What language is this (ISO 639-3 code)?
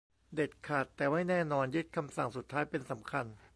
tha